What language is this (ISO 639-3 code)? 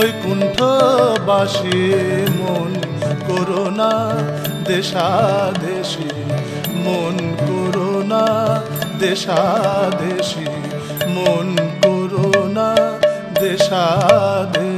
hin